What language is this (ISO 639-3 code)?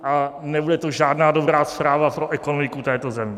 ces